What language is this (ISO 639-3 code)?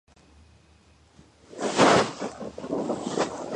kat